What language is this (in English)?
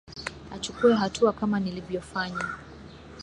Swahili